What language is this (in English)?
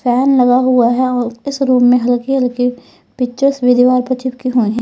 Hindi